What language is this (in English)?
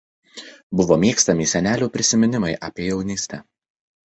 Lithuanian